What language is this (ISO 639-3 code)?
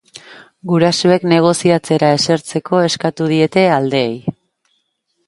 eus